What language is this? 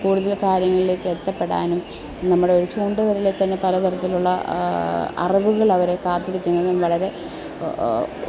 Malayalam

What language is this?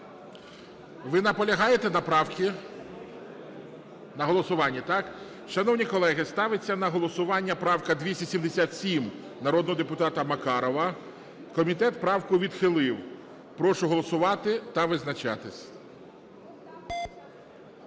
Ukrainian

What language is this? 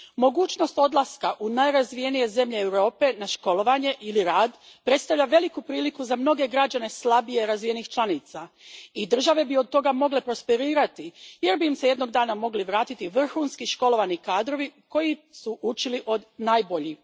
Croatian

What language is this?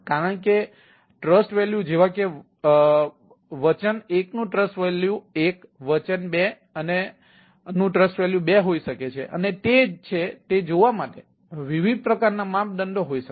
Gujarati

